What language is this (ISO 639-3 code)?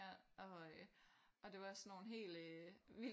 dan